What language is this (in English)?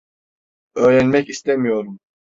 Turkish